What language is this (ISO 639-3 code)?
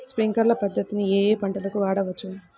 tel